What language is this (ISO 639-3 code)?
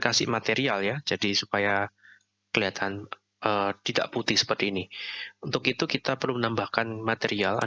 ind